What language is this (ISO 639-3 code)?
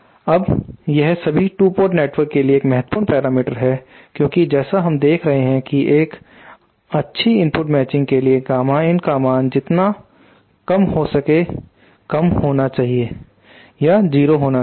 hin